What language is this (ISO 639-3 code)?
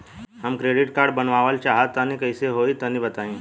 bho